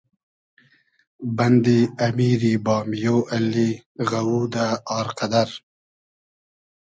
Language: Hazaragi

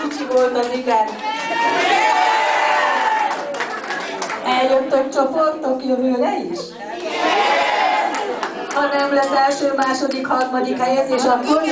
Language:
Hungarian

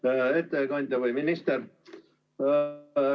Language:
Estonian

